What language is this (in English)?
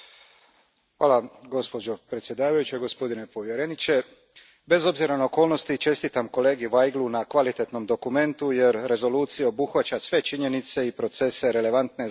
Croatian